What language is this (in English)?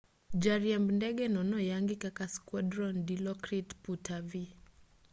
Luo (Kenya and Tanzania)